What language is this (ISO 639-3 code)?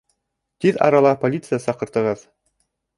bak